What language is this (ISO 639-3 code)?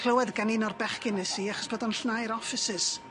cym